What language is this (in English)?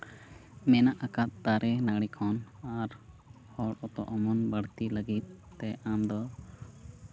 Santali